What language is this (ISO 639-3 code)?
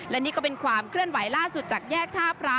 tha